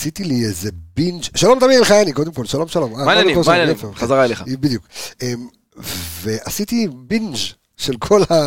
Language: Hebrew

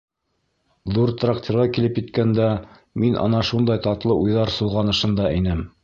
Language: Bashkir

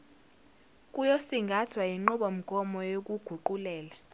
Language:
Zulu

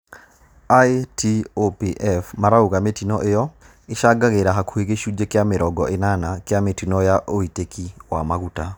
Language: Kikuyu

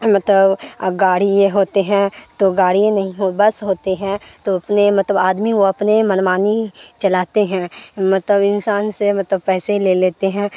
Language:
Urdu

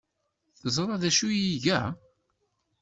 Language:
Kabyle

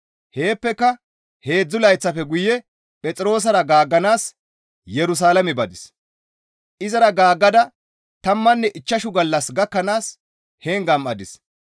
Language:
Gamo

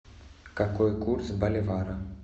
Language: Russian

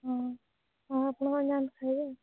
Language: Odia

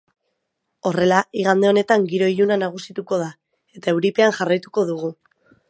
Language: Basque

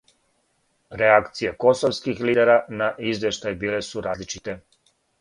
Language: Serbian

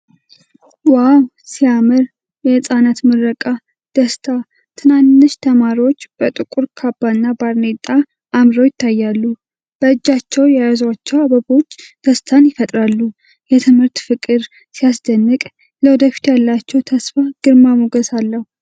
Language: Amharic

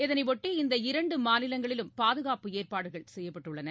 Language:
Tamil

